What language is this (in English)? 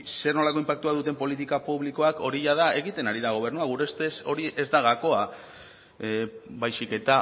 Basque